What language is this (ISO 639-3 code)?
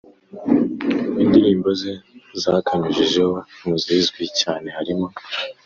kin